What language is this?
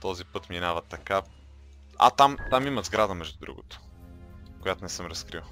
Bulgarian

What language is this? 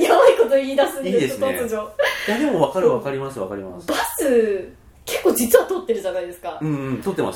Japanese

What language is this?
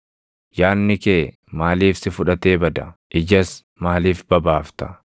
Oromo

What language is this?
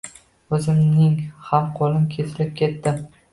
Uzbek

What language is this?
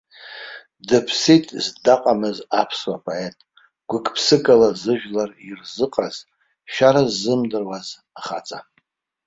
Abkhazian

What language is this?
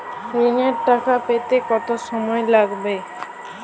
Bangla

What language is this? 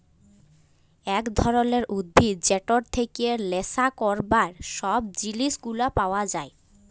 Bangla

